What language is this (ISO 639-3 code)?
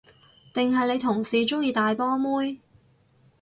yue